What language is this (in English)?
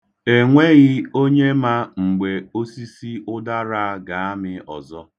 Igbo